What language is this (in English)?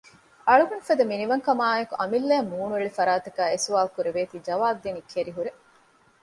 Divehi